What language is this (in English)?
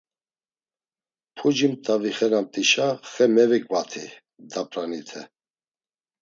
Laz